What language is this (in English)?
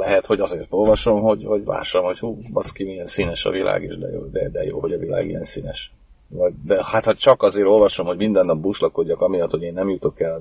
Hungarian